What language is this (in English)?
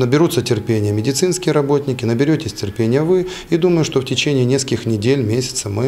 Russian